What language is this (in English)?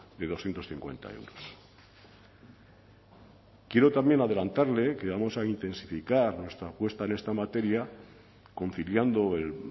Spanish